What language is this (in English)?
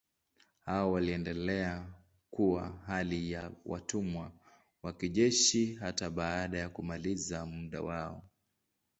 Swahili